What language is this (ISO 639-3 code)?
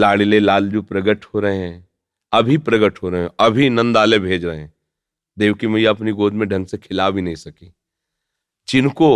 hin